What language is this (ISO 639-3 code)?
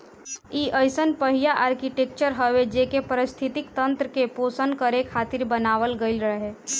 bho